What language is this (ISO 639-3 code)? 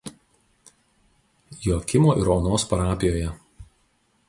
lit